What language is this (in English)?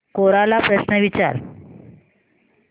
Marathi